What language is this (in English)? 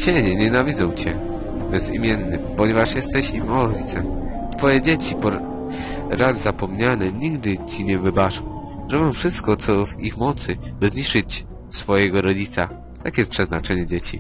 Polish